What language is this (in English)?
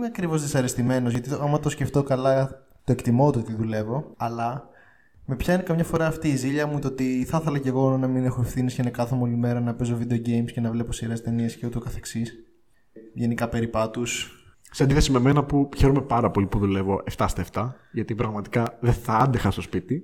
Greek